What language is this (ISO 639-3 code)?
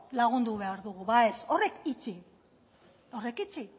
eus